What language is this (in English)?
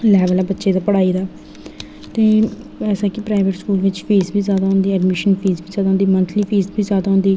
Dogri